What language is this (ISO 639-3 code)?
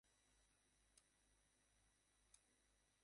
ben